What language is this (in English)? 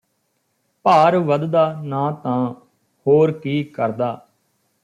Punjabi